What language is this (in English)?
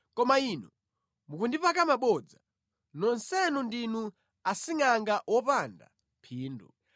Nyanja